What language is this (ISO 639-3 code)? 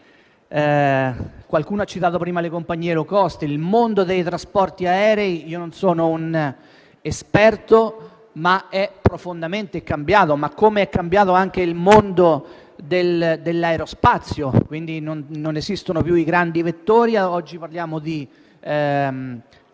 ita